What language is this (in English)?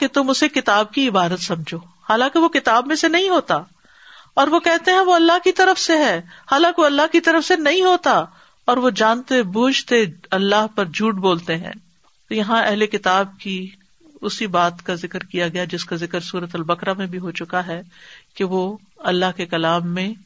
Urdu